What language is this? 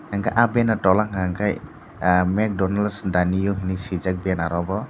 Kok Borok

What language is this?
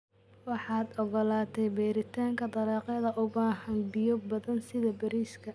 Somali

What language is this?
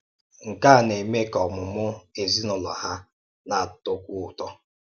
Igbo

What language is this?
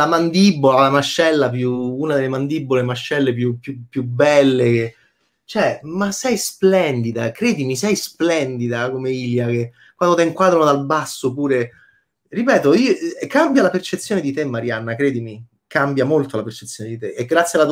Italian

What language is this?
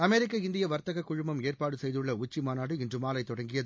Tamil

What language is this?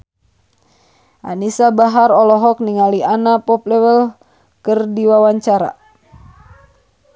Sundanese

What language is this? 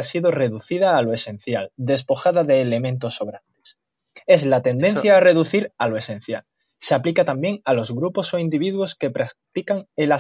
Spanish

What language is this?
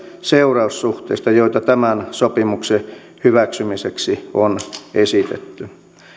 Finnish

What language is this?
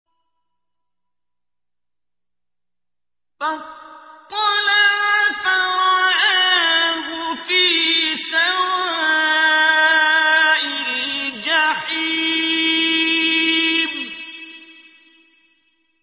Arabic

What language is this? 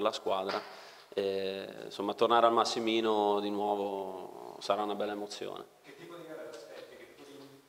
Italian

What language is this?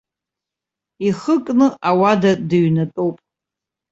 Abkhazian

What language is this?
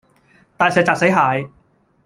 Cantonese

